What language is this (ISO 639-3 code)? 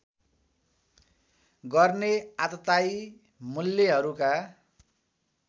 nep